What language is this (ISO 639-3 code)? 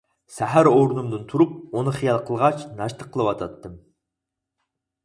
uig